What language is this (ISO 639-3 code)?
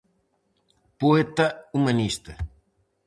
glg